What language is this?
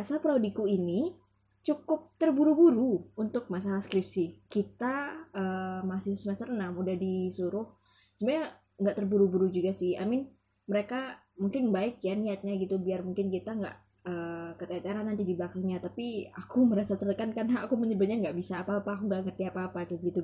Indonesian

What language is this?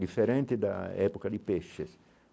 Portuguese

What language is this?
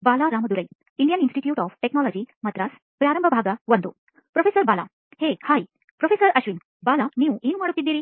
Kannada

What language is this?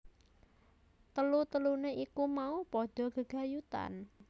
Javanese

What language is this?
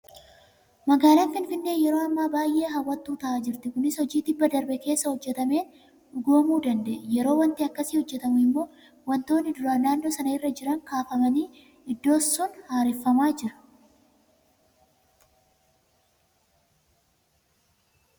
Oromo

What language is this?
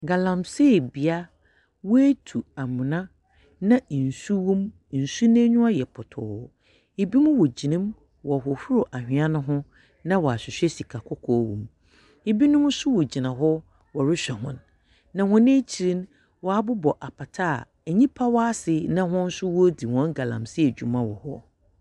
Akan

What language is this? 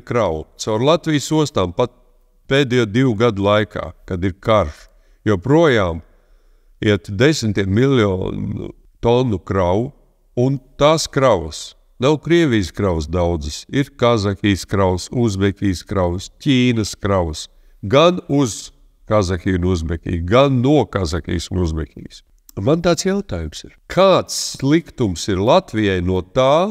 Latvian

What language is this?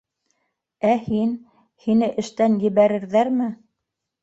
Bashkir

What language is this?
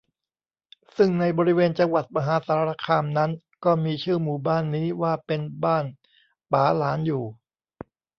Thai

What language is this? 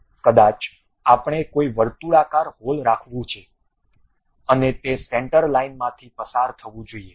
Gujarati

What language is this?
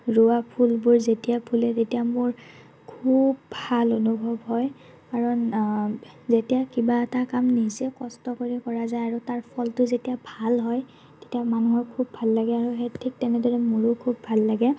Assamese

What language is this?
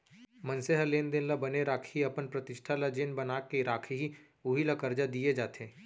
Chhattisgarhi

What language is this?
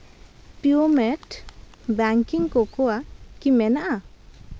Santali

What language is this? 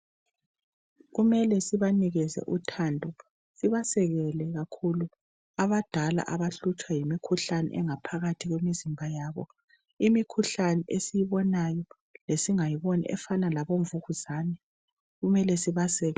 North Ndebele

